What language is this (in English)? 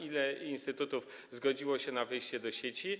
Polish